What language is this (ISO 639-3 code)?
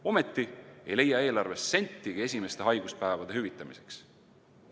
est